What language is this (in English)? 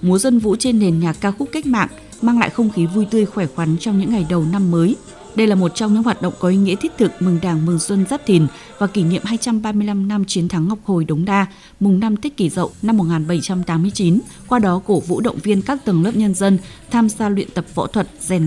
Vietnamese